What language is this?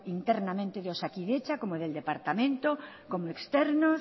Spanish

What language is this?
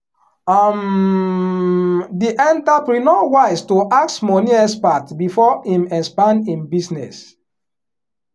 Nigerian Pidgin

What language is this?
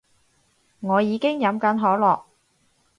Cantonese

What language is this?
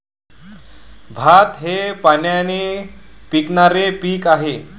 Marathi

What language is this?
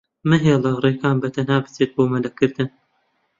Central Kurdish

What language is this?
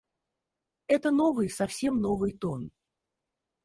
Russian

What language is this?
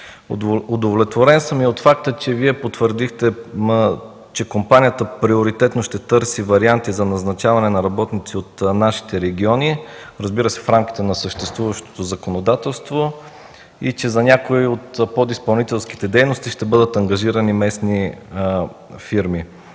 Bulgarian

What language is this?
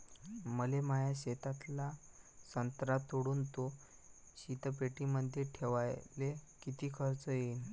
Marathi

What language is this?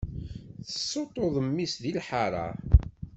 Kabyle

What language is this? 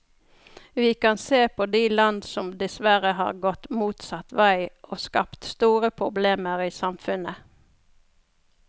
Norwegian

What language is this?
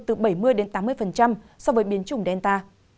Vietnamese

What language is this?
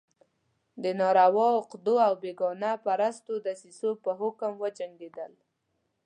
Pashto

